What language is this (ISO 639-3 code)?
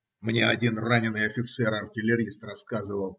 rus